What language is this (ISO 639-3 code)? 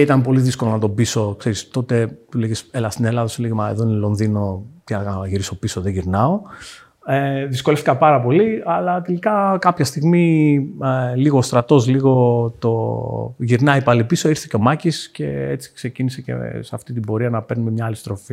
ell